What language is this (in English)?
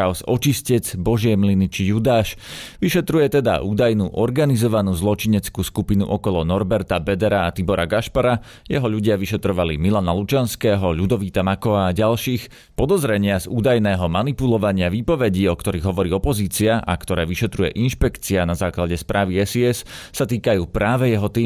Slovak